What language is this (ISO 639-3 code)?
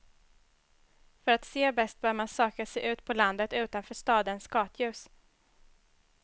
swe